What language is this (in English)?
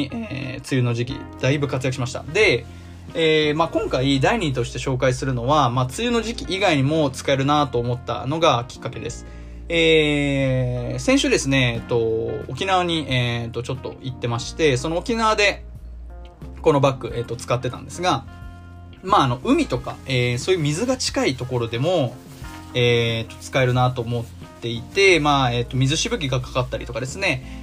Japanese